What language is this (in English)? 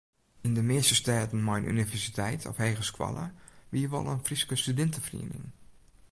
Western Frisian